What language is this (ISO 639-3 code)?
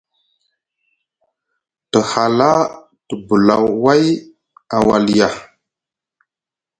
mug